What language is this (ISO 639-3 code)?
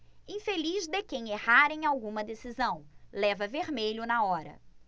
por